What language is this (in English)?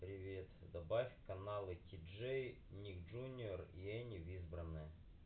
Russian